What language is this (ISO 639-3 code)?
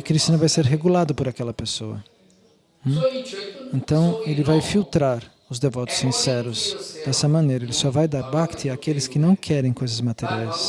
por